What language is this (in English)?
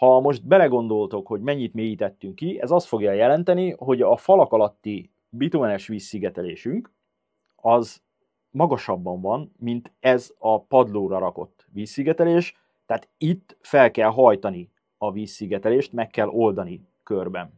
Hungarian